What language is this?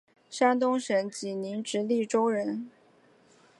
Chinese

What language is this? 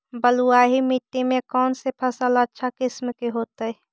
Magahi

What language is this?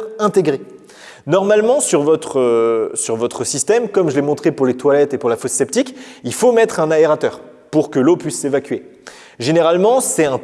French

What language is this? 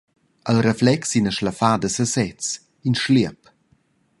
Romansh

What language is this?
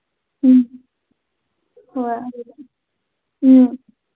Manipuri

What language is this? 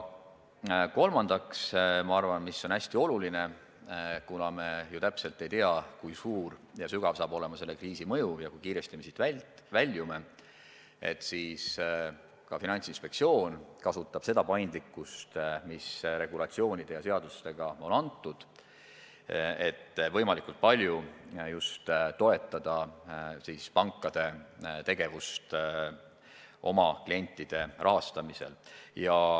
Estonian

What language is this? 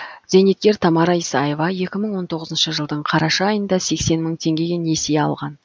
Kazakh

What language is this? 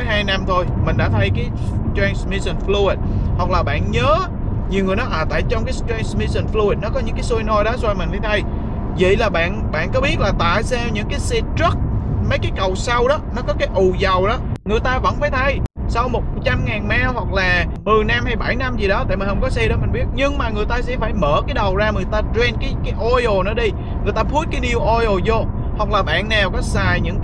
Vietnamese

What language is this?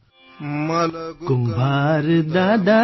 Gujarati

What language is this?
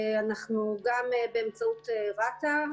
Hebrew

